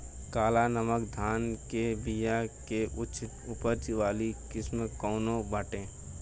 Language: Bhojpuri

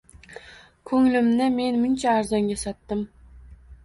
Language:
Uzbek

